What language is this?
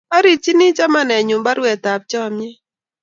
Kalenjin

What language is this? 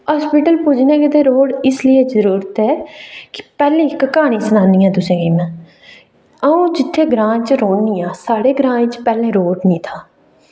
Dogri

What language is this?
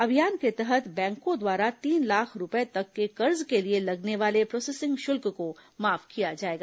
Hindi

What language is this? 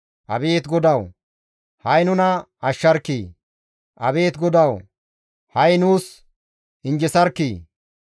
Gamo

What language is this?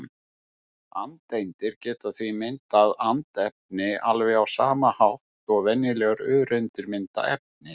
Icelandic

